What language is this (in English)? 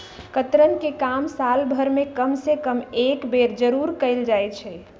Magahi